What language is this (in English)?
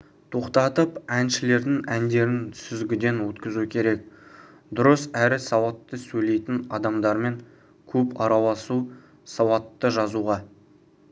Kazakh